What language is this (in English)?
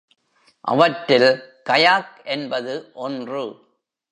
Tamil